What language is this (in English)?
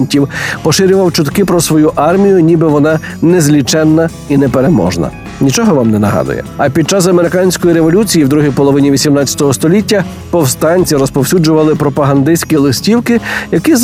Ukrainian